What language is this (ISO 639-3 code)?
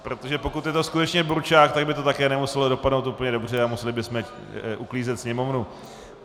ces